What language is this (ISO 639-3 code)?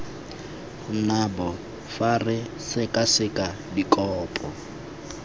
tsn